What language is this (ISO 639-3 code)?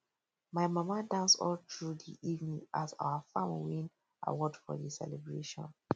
pcm